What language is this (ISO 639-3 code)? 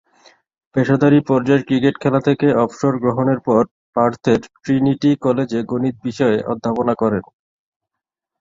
ben